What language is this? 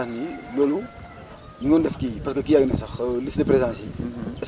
Wolof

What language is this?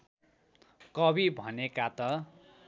Nepali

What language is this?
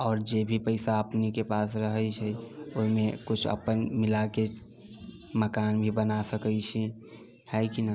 Maithili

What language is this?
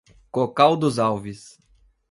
Portuguese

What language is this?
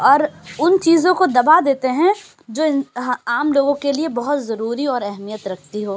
Urdu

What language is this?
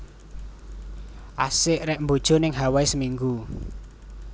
Javanese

